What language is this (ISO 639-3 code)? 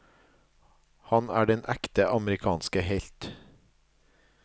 nor